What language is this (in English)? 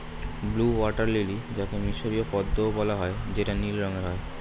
Bangla